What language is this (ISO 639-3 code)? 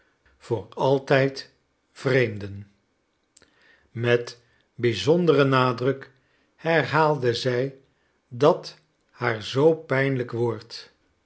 nld